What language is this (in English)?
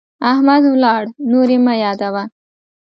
Pashto